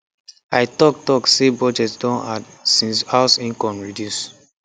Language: Nigerian Pidgin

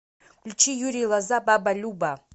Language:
Russian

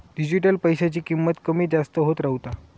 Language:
Marathi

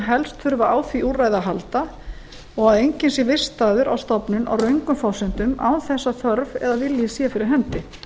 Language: Icelandic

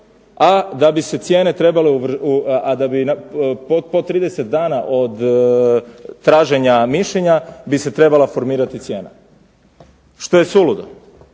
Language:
Croatian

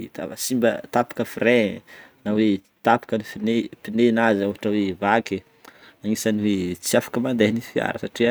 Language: Northern Betsimisaraka Malagasy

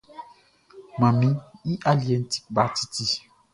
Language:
Baoulé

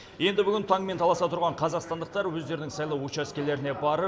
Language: Kazakh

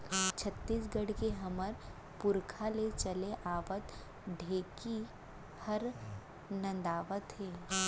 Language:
Chhattisgarhi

